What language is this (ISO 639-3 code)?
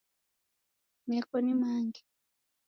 dav